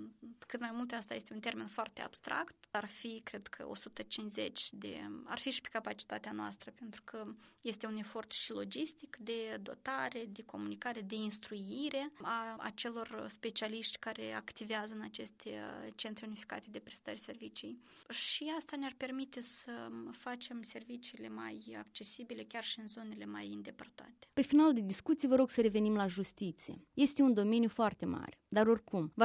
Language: Romanian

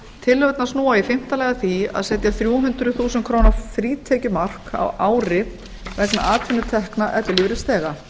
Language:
Icelandic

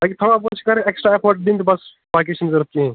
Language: Kashmiri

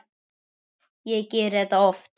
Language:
Icelandic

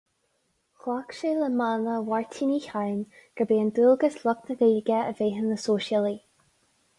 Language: Irish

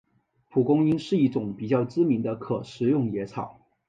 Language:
Chinese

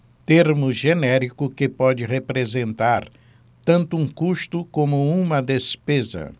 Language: Portuguese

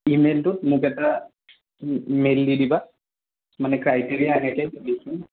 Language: Assamese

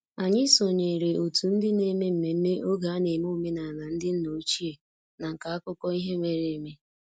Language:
Igbo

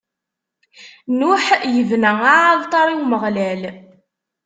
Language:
Kabyle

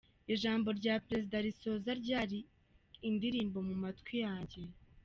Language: Kinyarwanda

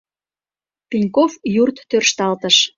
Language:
Mari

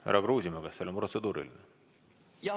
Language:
Estonian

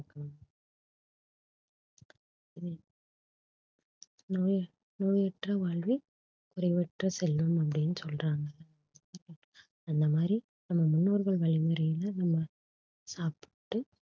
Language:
Tamil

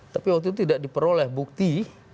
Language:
Indonesian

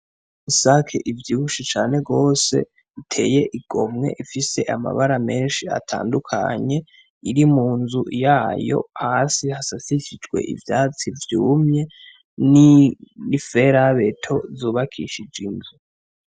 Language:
Rundi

